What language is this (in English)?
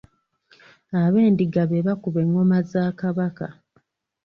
Ganda